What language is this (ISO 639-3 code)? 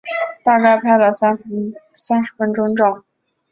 zho